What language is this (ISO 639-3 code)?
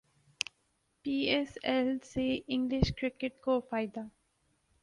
urd